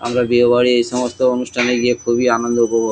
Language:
Bangla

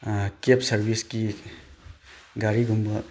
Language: Manipuri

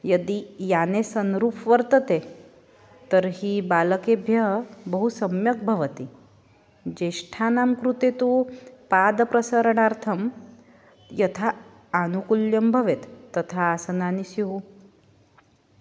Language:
Sanskrit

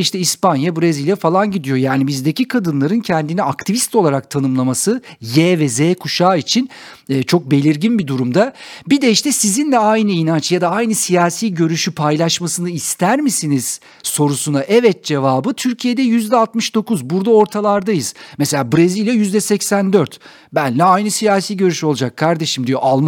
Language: Turkish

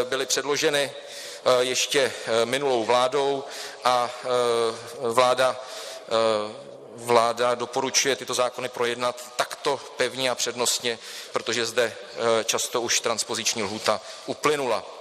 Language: Czech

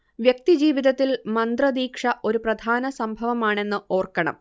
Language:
Malayalam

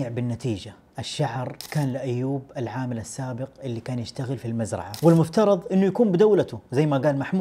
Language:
Arabic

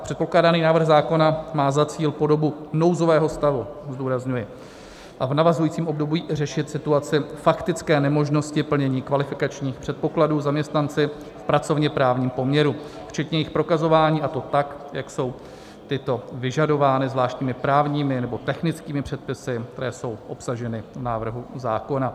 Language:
Czech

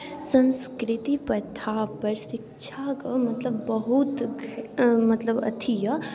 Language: Maithili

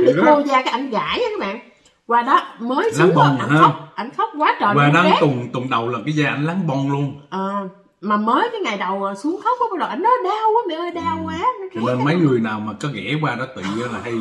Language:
Vietnamese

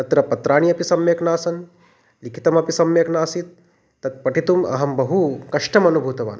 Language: Sanskrit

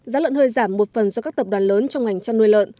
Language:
Vietnamese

